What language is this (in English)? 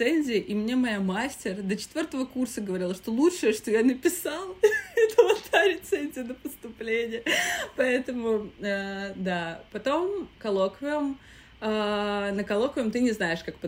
Russian